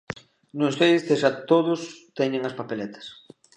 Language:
Galician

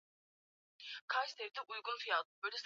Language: Swahili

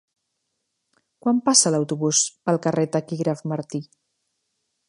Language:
Catalan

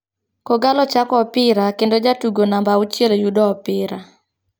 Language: Luo (Kenya and Tanzania)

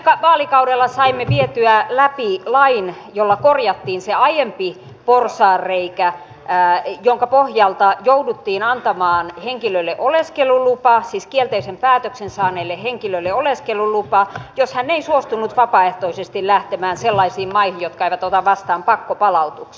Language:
Finnish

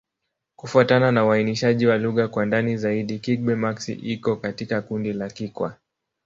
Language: Swahili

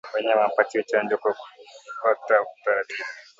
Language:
Swahili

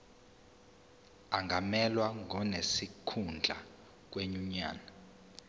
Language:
Zulu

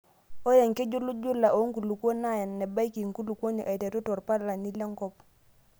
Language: Masai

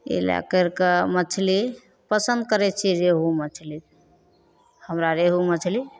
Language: Maithili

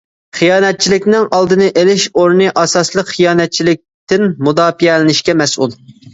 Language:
Uyghur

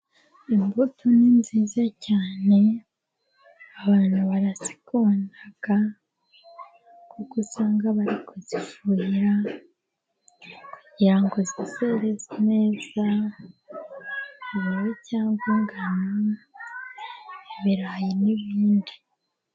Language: Kinyarwanda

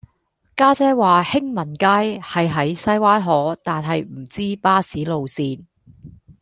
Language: Cantonese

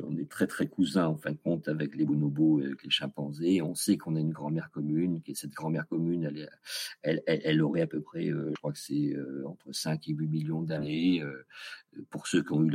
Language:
French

